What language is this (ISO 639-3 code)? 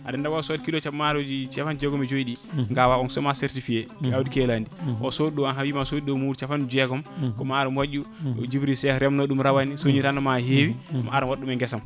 ful